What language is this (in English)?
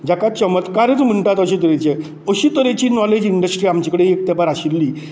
Konkani